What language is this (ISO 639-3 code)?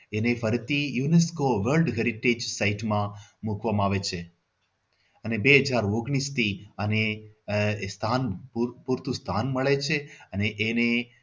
guj